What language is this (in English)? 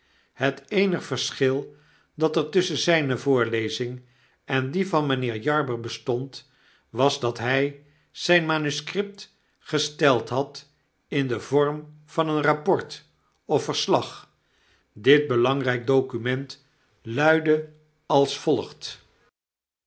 Dutch